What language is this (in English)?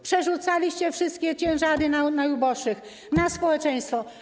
Polish